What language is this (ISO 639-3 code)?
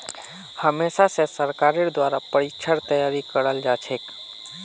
mag